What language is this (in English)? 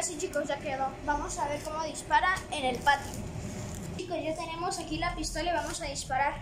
Spanish